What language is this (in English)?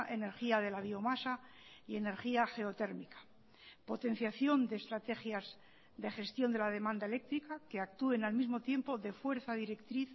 Spanish